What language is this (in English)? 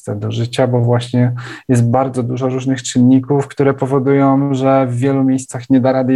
Polish